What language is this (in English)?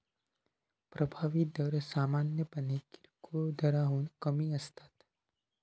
Marathi